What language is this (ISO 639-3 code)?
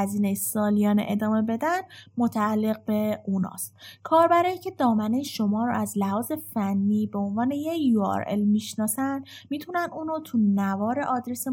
fas